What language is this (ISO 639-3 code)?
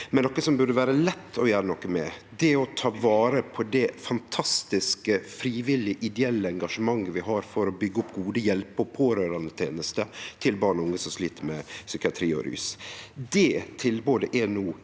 nor